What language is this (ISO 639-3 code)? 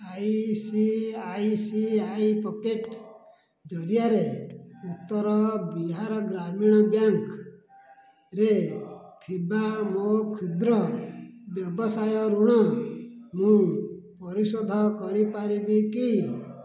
ori